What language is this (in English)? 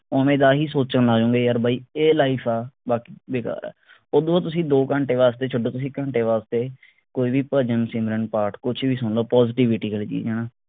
Punjabi